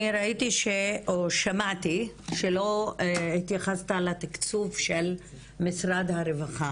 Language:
Hebrew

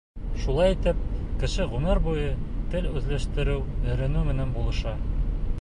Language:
Bashkir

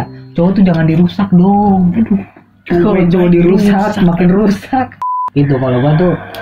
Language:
Indonesian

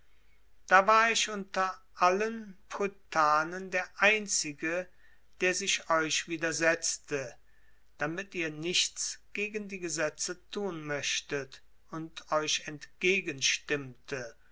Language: German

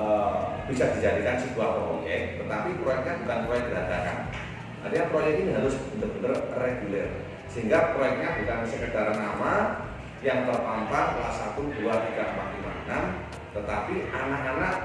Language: Indonesian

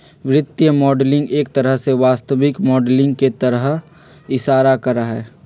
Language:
Magahi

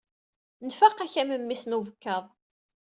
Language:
Kabyle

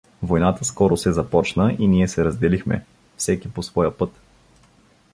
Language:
Bulgarian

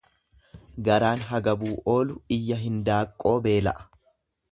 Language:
Oromo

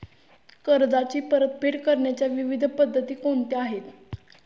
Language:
Marathi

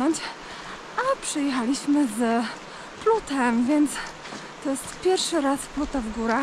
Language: Polish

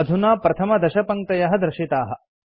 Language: Sanskrit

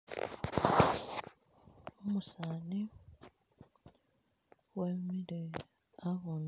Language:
Masaaba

